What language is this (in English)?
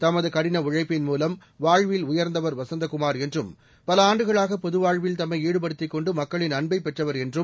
Tamil